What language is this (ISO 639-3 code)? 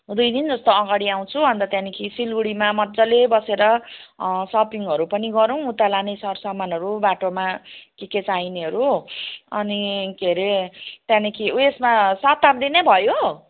nep